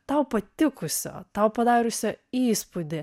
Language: Lithuanian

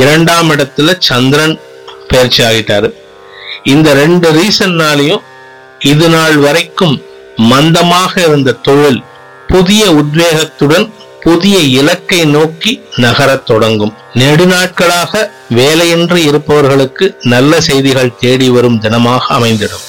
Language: Tamil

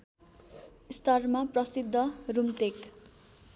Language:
Nepali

